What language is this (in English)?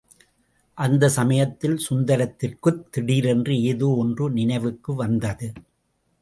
Tamil